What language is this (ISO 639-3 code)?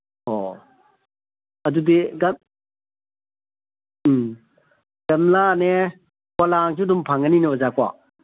mni